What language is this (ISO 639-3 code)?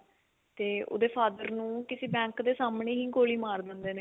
pan